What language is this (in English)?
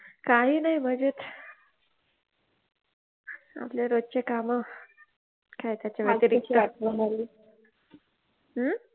Marathi